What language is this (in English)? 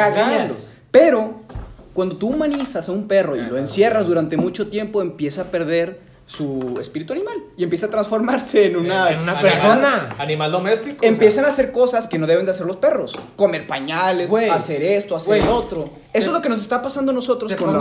Spanish